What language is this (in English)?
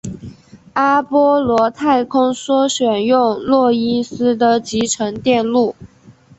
Chinese